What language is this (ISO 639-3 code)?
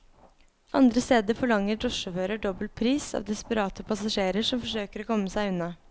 nor